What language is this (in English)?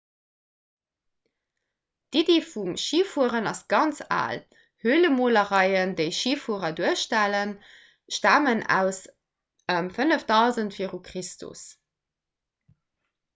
Luxembourgish